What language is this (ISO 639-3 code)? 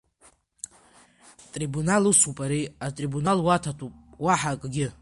abk